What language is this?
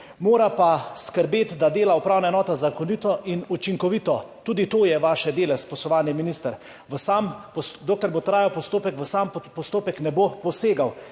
Slovenian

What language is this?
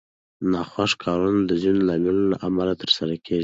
Pashto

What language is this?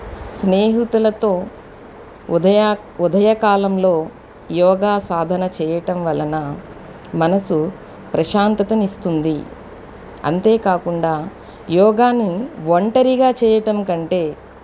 Telugu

